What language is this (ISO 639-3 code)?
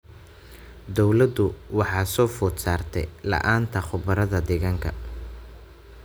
som